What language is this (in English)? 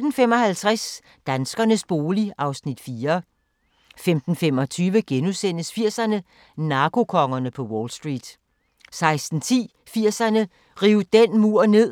Danish